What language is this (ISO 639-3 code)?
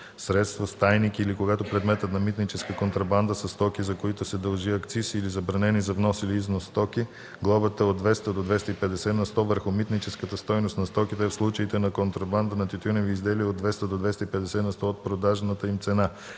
bul